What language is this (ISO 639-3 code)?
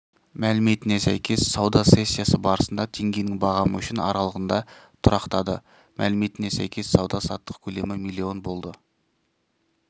kaz